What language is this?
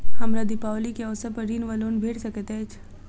Maithili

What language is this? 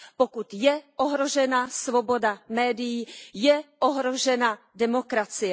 Czech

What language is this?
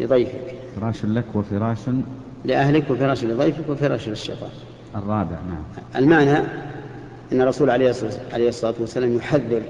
Arabic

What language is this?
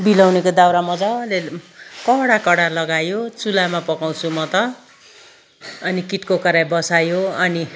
Nepali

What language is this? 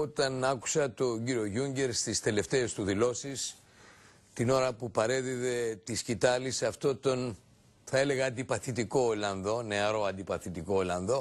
Greek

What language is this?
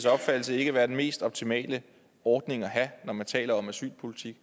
Danish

